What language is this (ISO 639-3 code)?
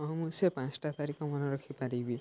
ori